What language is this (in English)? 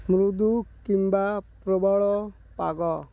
Odia